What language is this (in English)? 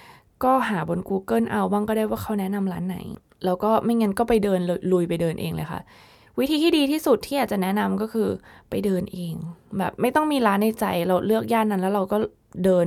Thai